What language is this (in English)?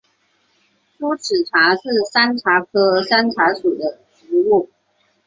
Chinese